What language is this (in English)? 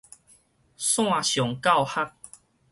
Min Nan Chinese